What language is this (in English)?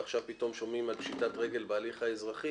Hebrew